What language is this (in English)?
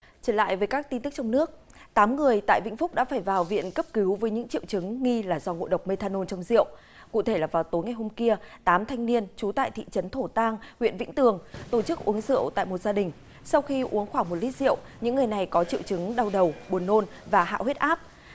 Vietnamese